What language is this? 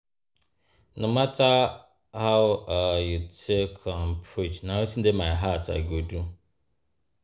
Nigerian Pidgin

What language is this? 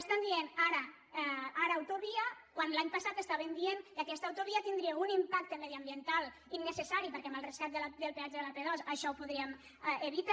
Catalan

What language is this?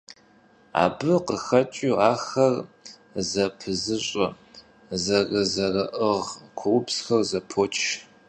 Kabardian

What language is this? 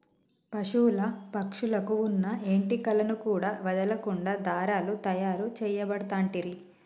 Telugu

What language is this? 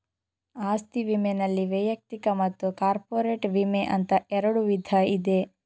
Kannada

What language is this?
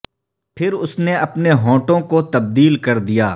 Urdu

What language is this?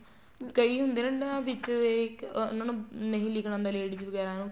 Punjabi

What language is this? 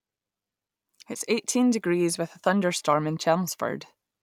English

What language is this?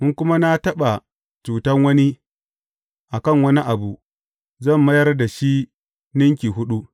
Hausa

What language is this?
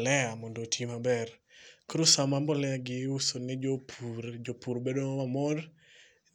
Luo (Kenya and Tanzania)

